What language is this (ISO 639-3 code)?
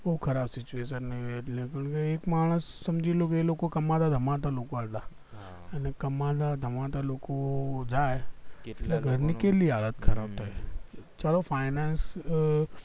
guj